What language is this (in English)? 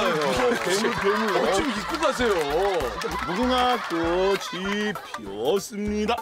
Korean